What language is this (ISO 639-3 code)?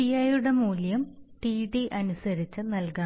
mal